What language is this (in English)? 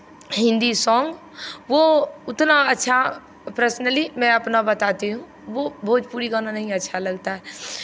Hindi